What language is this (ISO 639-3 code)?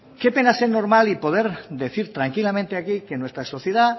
spa